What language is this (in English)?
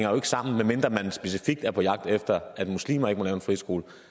Danish